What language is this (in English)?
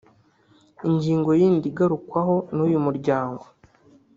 Kinyarwanda